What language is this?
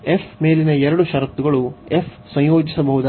Kannada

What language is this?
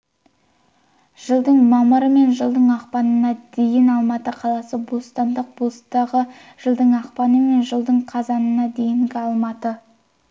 Kazakh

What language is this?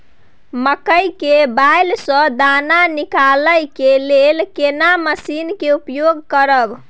Maithili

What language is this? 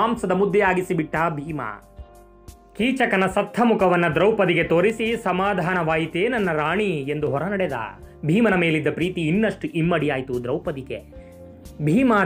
Hindi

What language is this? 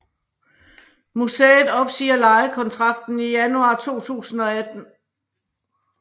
Danish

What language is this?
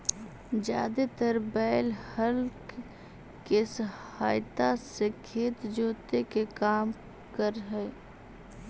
Magahi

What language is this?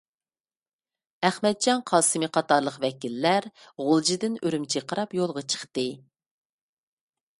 Uyghur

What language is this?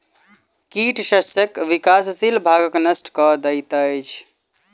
Maithili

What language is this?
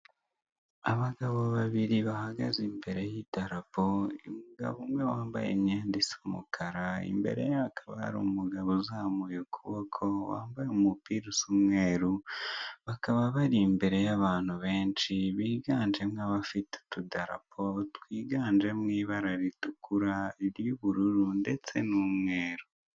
Kinyarwanda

